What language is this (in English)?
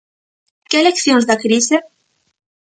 Galician